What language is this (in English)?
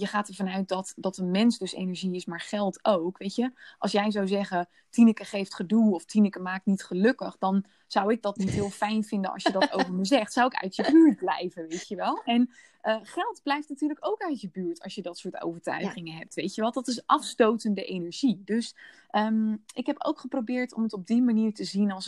Dutch